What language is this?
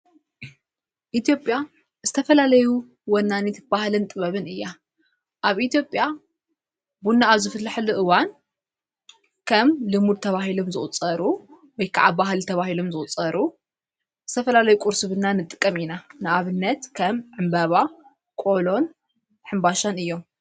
Tigrinya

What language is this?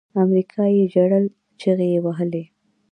Pashto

